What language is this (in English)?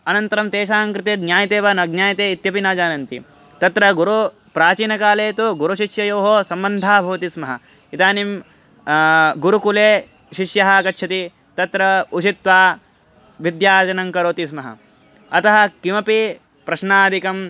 Sanskrit